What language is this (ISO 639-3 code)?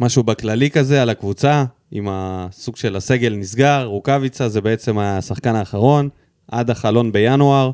heb